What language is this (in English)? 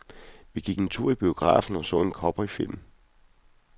Danish